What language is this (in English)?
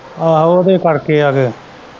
Punjabi